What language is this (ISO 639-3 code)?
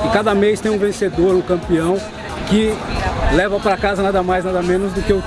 por